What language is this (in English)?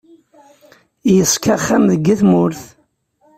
Kabyle